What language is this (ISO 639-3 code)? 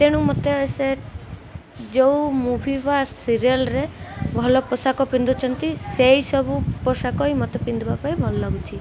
ori